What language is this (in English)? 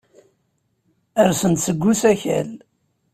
Kabyle